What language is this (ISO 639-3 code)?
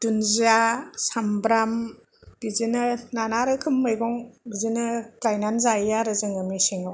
brx